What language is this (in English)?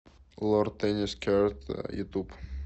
Russian